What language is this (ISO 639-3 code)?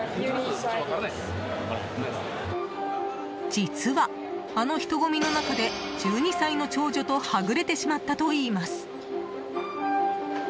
jpn